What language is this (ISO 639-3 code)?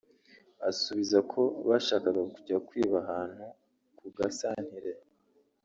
kin